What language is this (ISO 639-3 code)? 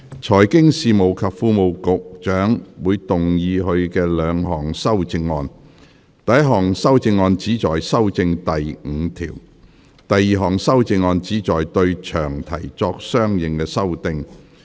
yue